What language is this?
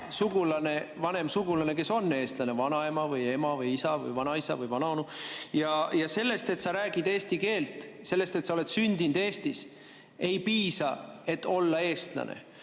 Estonian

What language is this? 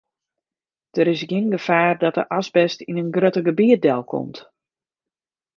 Western Frisian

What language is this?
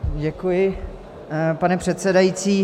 Czech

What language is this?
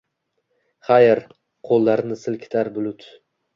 Uzbek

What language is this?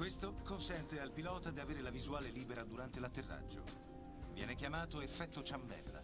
Italian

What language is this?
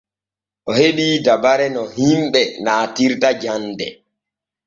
Borgu Fulfulde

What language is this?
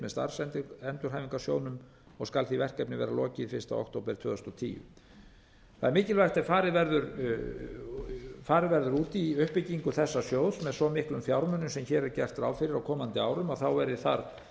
Icelandic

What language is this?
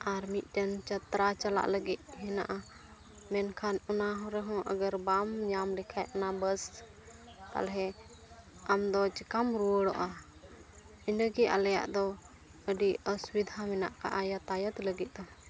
Santali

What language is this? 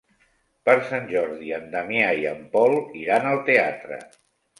Catalan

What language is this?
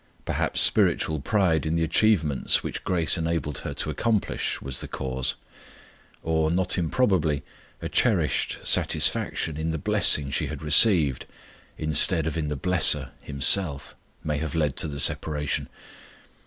English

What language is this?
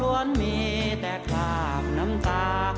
Thai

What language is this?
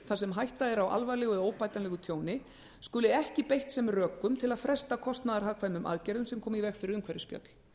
Icelandic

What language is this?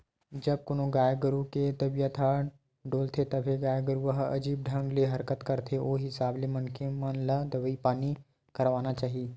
Chhattisgarhi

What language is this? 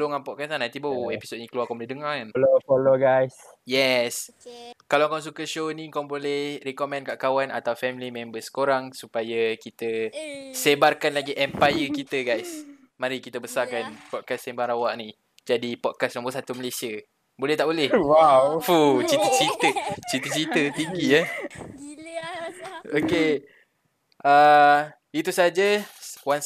Malay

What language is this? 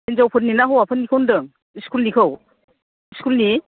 Bodo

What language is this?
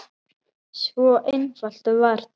Icelandic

